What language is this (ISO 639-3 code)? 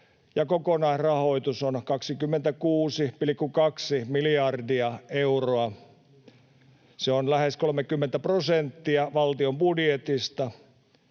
fin